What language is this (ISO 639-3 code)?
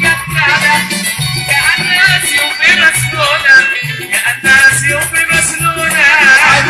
ara